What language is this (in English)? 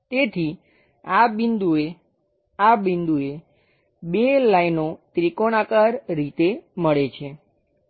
Gujarati